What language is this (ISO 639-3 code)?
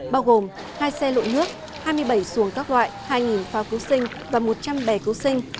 vie